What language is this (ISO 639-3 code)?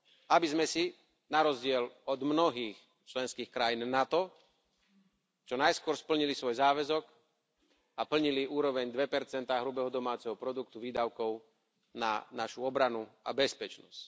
slk